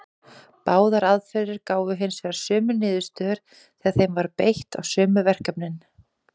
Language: Icelandic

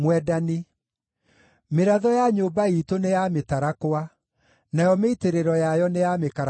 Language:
Kikuyu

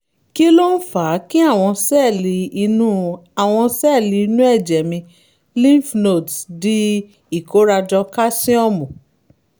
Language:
Yoruba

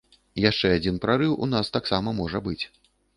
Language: Belarusian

